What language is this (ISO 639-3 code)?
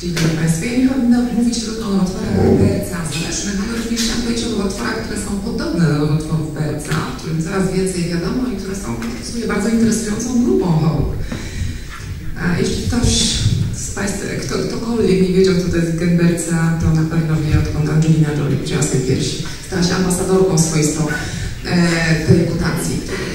pol